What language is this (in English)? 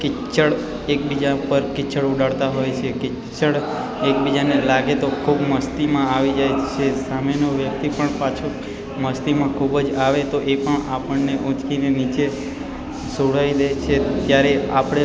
Gujarati